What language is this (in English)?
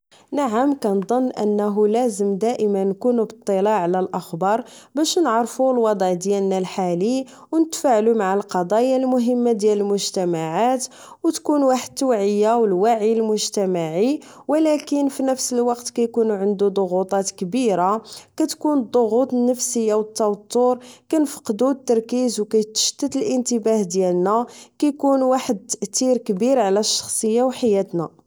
Moroccan Arabic